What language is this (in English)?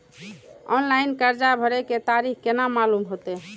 Maithili